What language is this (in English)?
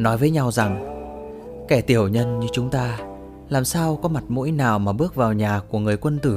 Vietnamese